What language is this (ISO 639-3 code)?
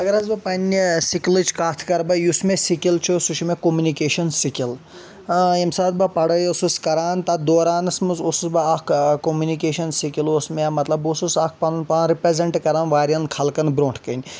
kas